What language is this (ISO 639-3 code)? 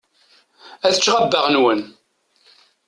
kab